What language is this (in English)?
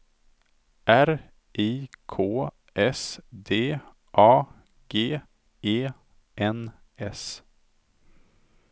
Swedish